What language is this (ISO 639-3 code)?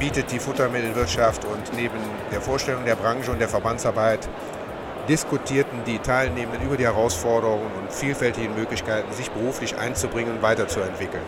deu